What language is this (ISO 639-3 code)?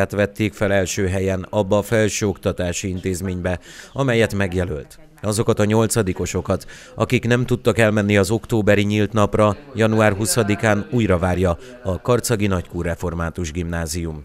hun